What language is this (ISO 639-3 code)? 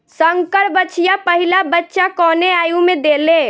bho